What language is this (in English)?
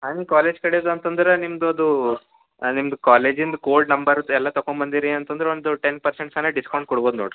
Kannada